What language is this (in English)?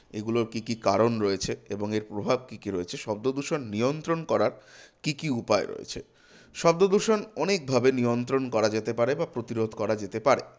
Bangla